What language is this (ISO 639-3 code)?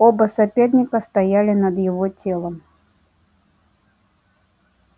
rus